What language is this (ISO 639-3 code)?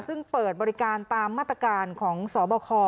tha